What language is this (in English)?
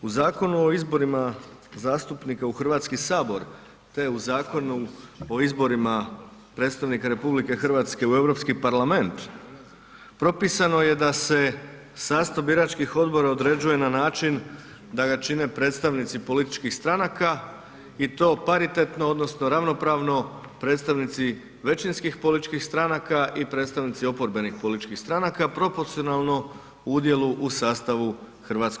Croatian